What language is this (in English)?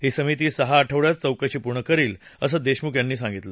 Marathi